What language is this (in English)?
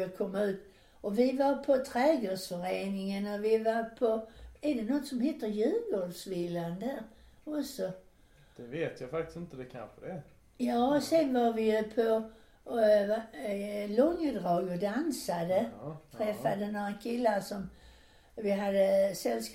Swedish